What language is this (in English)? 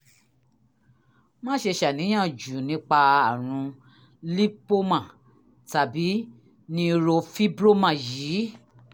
Yoruba